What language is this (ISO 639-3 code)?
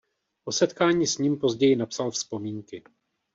ces